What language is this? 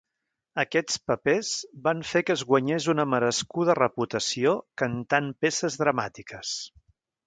Catalan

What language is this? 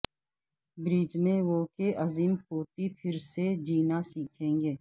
Urdu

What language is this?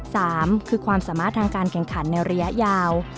Thai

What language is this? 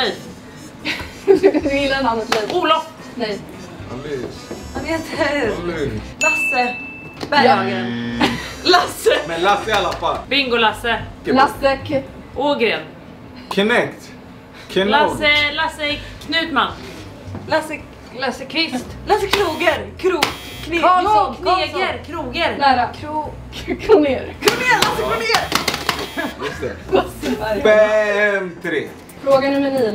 Swedish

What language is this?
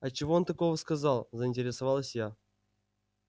Russian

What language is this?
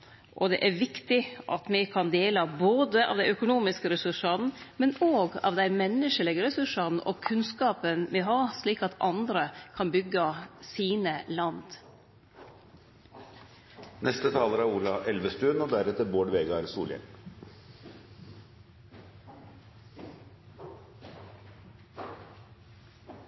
Norwegian Nynorsk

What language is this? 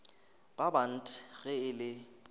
Northern Sotho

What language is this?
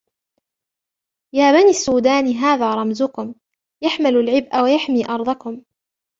Arabic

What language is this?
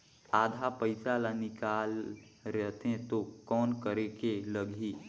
Chhattisgarhi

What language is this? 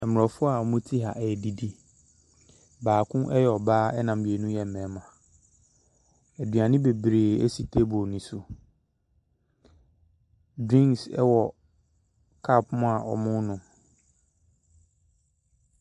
Akan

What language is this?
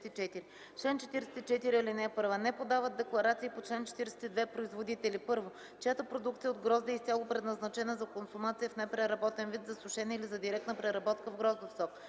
Bulgarian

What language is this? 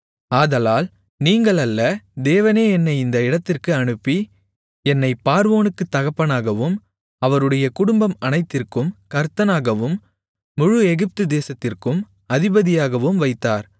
Tamil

